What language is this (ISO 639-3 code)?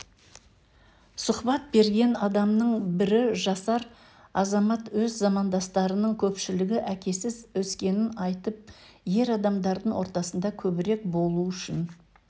kaz